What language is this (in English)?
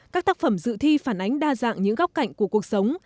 Vietnamese